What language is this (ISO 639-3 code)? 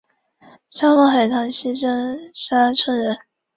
zho